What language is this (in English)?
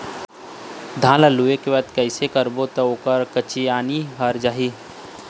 Chhattisgarhi